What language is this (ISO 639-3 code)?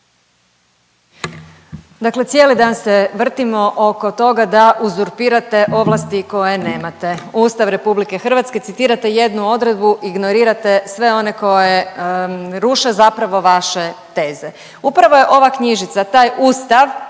hrv